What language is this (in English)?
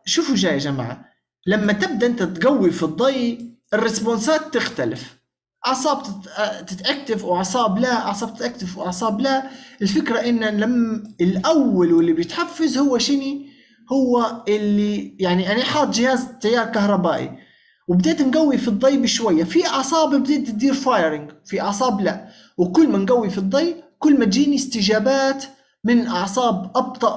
Arabic